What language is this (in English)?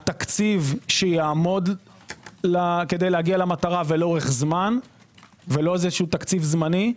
Hebrew